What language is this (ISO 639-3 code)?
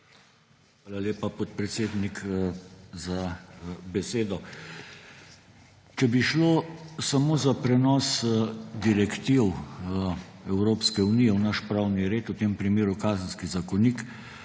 slv